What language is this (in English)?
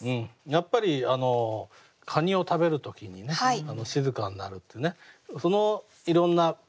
Japanese